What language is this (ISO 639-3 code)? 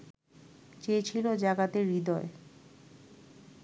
ben